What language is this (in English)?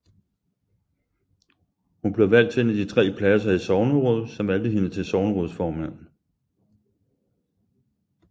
Danish